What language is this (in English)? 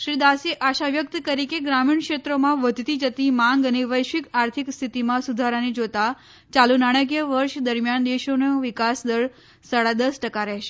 Gujarati